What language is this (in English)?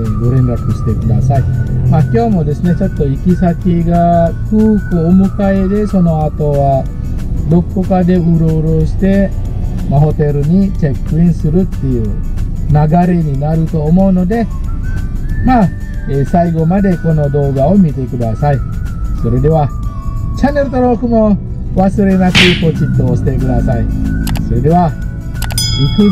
Japanese